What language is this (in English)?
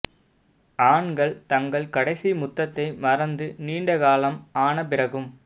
Tamil